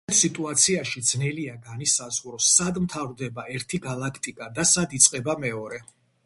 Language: Georgian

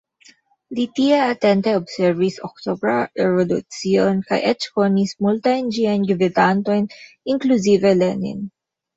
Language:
Esperanto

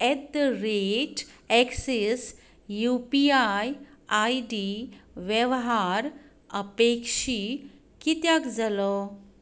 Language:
Konkani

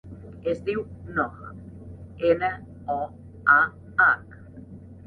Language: Catalan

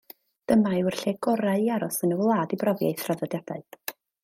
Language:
Welsh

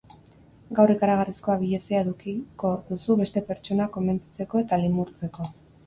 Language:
Basque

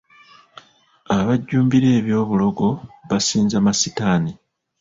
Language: Ganda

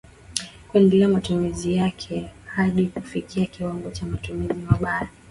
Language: Swahili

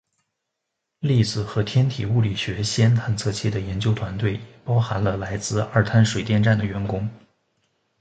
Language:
Chinese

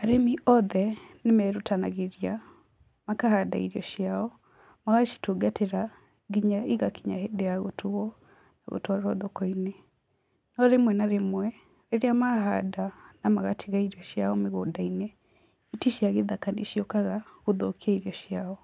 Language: Kikuyu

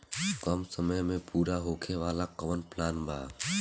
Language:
Bhojpuri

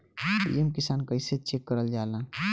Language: Bhojpuri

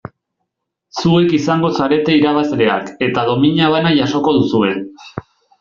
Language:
Basque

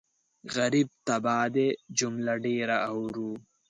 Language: Pashto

